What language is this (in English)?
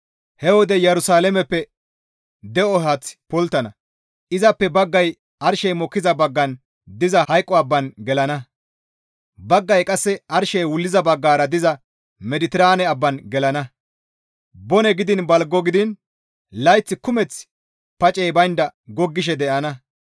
Gamo